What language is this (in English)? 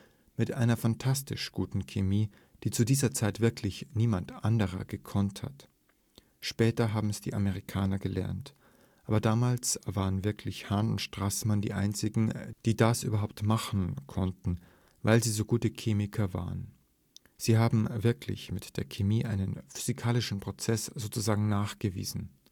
German